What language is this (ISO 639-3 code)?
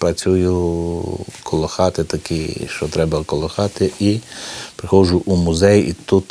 ukr